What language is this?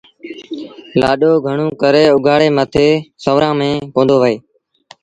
Sindhi Bhil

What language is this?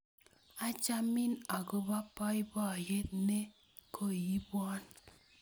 Kalenjin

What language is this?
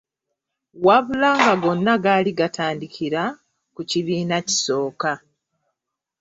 Ganda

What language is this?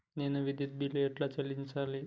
Telugu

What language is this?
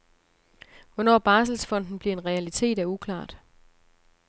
Danish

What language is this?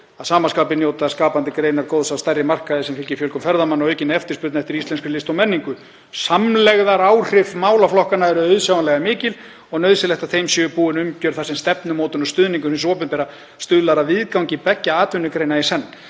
Icelandic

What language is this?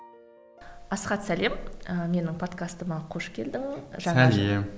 Kazakh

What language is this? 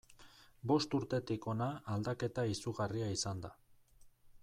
Basque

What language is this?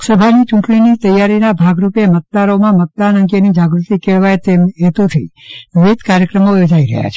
Gujarati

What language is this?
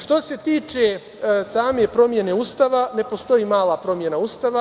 Serbian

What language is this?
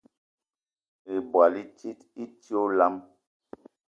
Eton (Cameroon)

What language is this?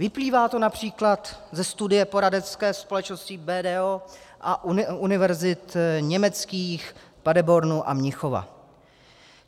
Czech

